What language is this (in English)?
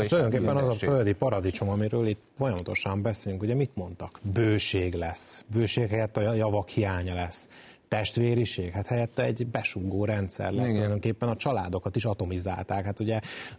Hungarian